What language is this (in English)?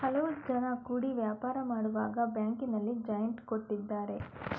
Kannada